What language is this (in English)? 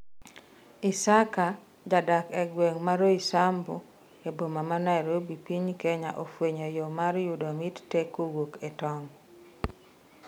Luo (Kenya and Tanzania)